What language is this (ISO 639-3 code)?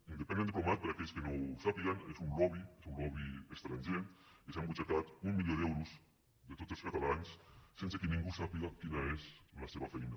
cat